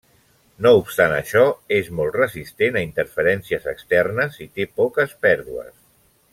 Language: Catalan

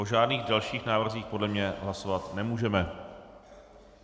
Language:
Czech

